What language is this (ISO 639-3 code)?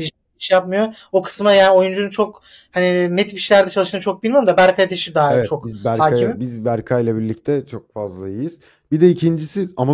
tur